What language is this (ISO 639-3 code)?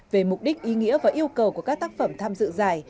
vie